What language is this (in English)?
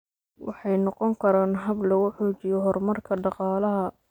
Somali